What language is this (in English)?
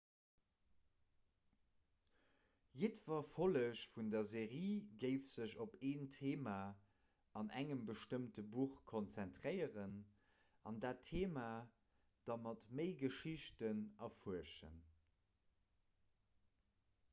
Luxembourgish